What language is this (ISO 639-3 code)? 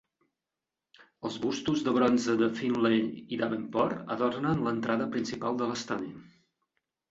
cat